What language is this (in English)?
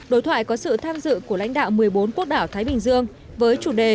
Vietnamese